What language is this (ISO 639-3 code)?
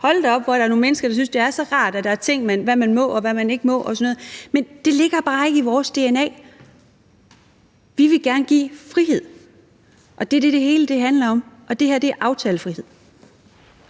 dan